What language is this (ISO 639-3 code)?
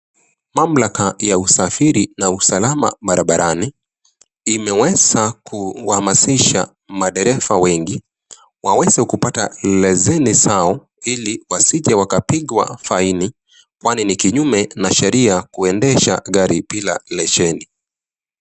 swa